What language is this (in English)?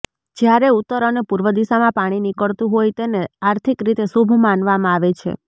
Gujarati